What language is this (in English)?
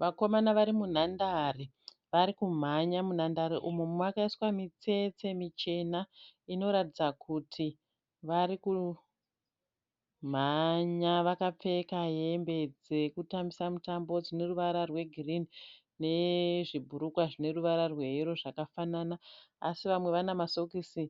Shona